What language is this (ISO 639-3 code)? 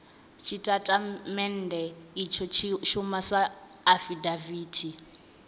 ven